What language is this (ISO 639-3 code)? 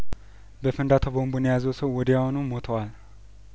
amh